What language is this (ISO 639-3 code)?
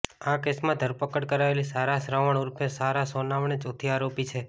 guj